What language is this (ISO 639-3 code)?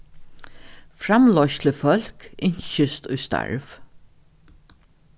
fao